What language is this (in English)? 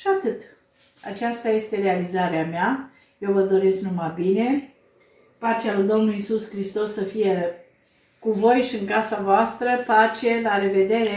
Romanian